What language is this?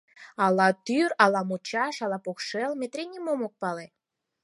Mari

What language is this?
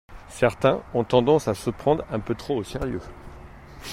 French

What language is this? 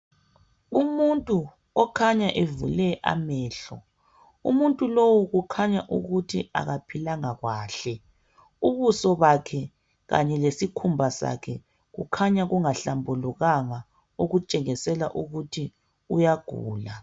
North Ndebele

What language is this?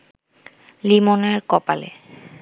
Bangla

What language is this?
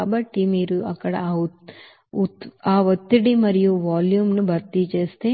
Telugu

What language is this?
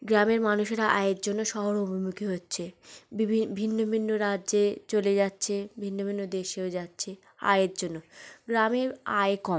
Bangla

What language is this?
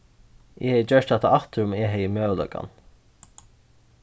Faroese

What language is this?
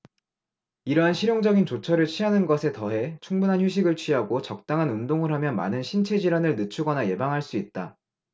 Korean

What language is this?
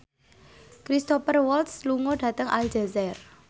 Javanese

